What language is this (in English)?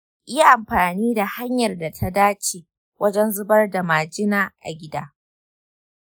Hausa